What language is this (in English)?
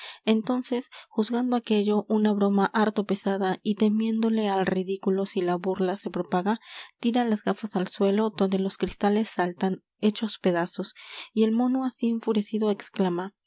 Spanish